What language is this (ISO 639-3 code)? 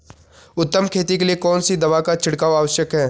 hin